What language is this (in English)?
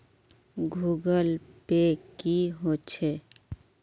Magahi